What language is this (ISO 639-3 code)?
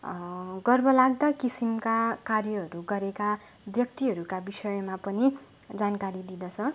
nep